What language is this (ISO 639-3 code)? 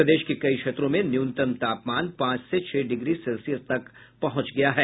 hin